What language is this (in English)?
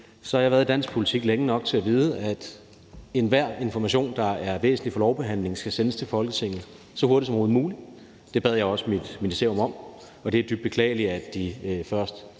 Danish